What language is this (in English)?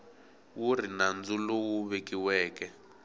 Tsonga